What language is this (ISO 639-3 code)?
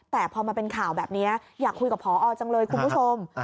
tha